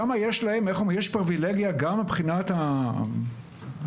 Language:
Hebrew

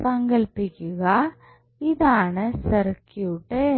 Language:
Malayalam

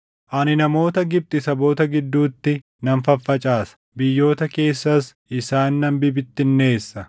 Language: Oromo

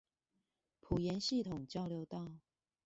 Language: Chinese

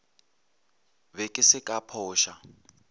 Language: Northern Sotho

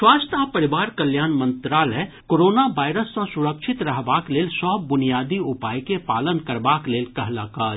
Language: Maithili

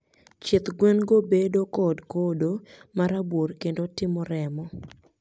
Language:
Luo (Kenya and Tanzania)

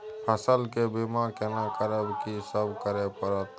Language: Maithili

